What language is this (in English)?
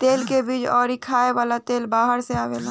Bhojpuri